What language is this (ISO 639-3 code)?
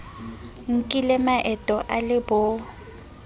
sot